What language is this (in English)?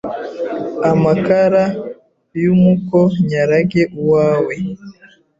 Kinyarwanda